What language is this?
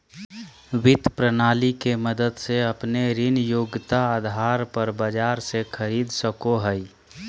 Magahi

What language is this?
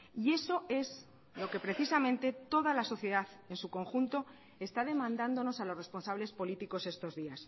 Spanish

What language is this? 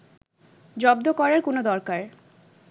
Bangla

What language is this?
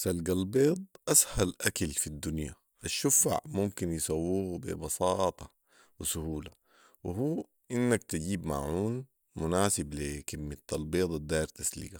Sudanese Arabic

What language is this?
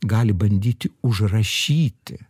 Lithuanian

